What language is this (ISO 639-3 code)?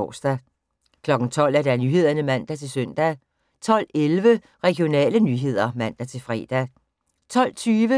dan